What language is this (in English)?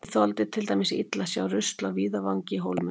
Icelandic